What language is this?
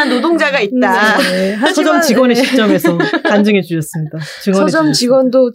Korean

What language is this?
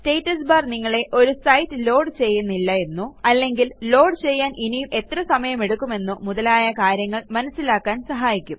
Malayalam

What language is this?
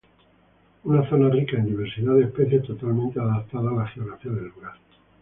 Spanish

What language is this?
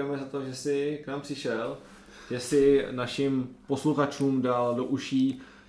Czech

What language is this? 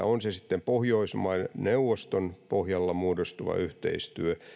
Finnish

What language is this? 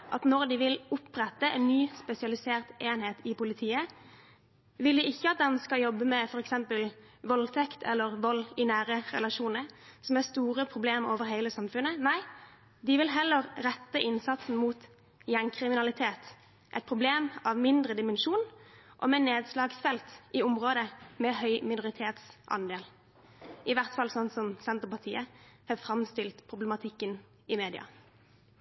Norwegian Bokmål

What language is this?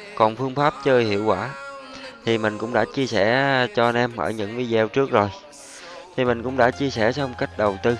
Vietnamese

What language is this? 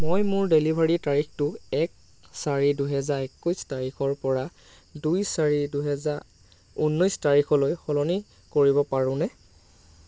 Assamese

